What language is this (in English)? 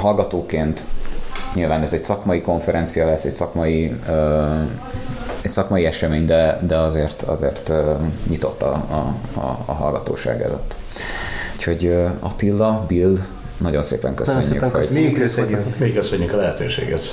Hungarian